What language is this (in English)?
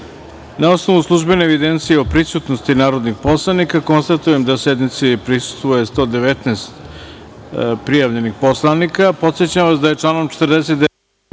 Serbian